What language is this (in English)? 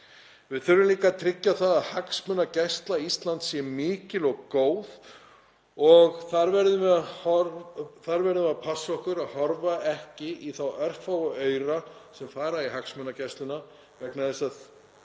Icelandic